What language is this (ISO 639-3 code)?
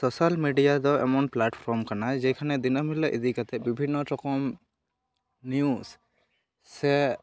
sat